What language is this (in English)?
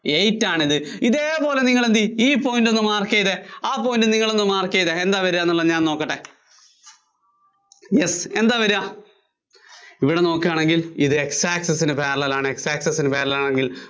Malayalam